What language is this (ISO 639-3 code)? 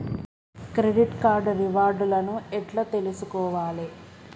tel